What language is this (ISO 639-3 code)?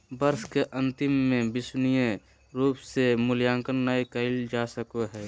mag